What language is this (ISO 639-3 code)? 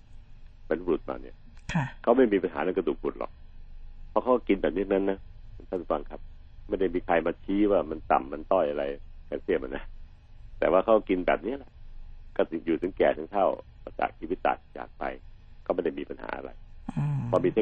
tha